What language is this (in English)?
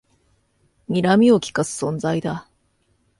Japanese